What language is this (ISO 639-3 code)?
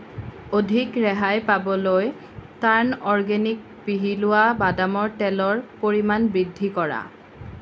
asm